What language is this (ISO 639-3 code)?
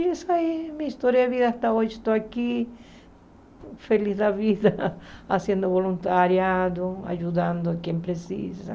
por